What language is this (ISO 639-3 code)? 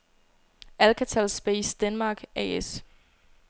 dan